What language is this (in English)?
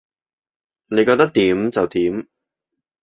Cantonese